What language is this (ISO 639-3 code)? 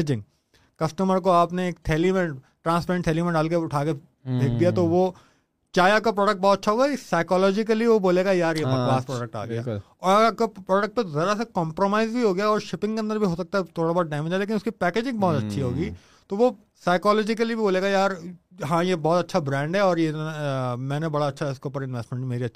urd